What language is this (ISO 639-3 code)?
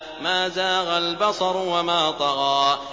ara